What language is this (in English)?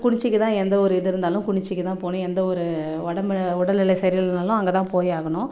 Tamil